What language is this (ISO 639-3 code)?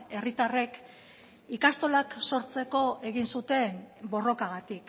eus